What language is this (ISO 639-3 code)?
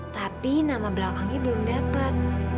ind